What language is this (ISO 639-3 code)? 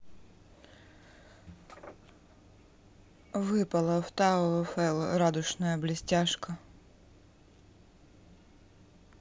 rus